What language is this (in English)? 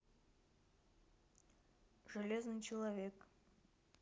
Russian